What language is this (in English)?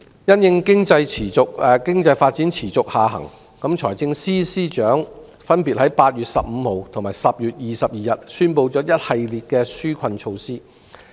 Cantonese